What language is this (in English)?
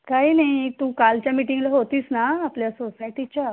Marathi